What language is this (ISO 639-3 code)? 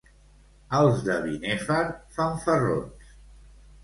cat